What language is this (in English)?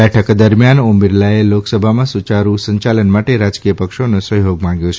Gujarati